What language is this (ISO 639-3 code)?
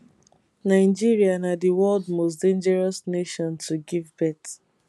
pcm